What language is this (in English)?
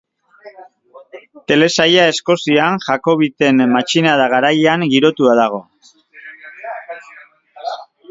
Basque